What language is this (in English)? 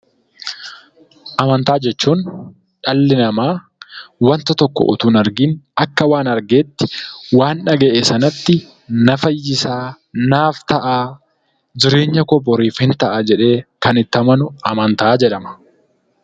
Oromo